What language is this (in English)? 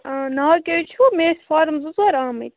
Kashmiri